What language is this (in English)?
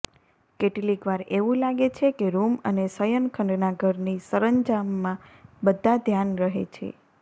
Gujarati